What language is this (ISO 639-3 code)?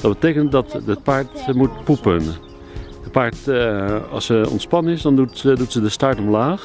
nld